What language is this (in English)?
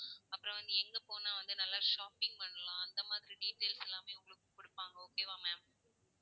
Tamil